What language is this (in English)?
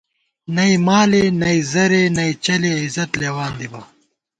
Gawar-Bati